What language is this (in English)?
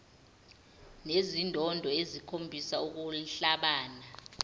Zulu